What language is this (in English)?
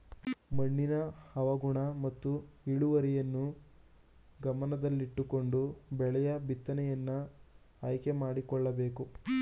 Kannada